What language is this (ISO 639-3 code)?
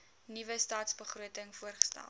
afr